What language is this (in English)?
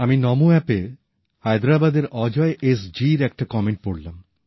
Bangla